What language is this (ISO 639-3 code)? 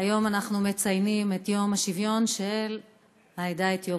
heb